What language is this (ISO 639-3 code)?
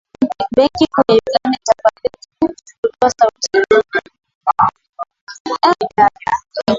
swa